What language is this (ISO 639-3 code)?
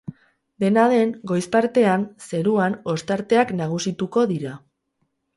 eus